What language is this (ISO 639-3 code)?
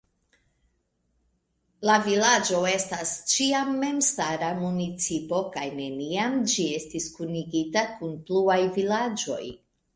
epo